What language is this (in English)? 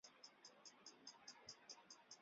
Chinese